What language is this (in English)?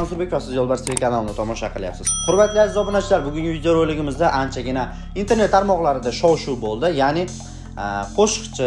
Turkish